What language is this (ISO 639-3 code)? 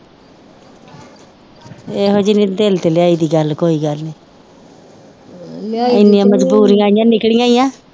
pan